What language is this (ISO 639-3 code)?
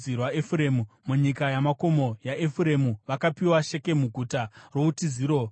sna